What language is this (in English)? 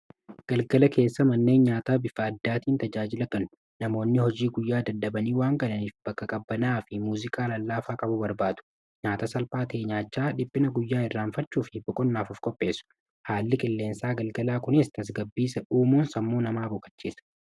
Oromo